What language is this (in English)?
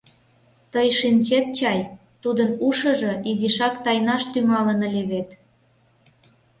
Mari